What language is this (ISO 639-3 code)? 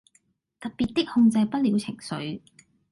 yue